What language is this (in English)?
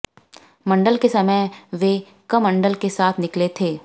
Hindi